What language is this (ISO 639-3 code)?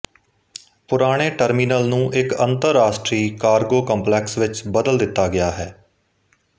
pan